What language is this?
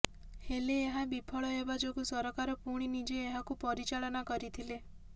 Odia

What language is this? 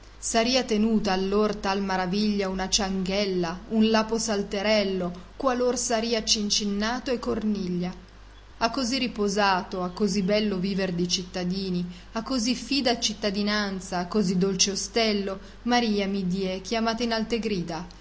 Italian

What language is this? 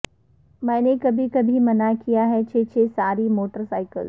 Urdu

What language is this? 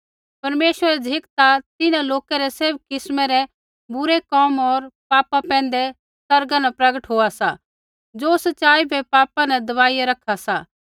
Kullu Pahari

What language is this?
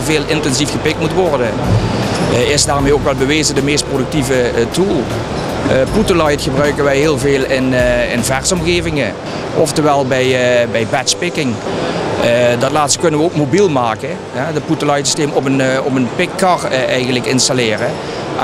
Dutch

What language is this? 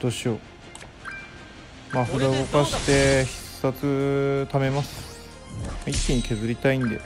Japanese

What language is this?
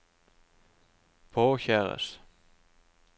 Norwegian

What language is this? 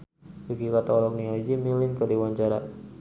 Sundanese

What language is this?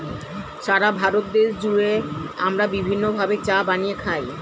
Bangla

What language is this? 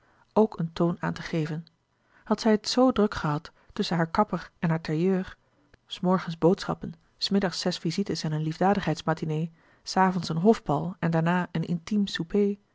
Dutch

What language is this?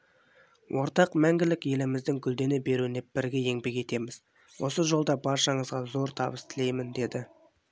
Kazakh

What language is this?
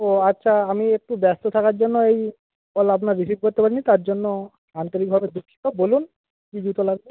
Bangla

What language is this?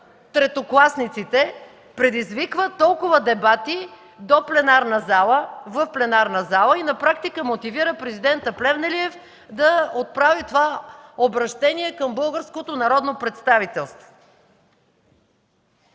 Bulgarian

